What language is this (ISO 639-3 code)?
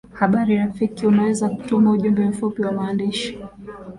swa